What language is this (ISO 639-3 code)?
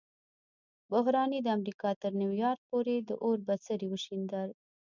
pus